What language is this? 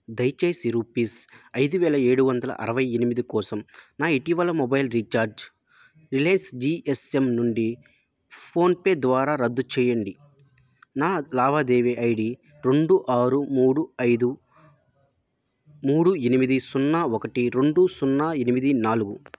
Telugu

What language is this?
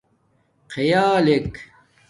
Domaaki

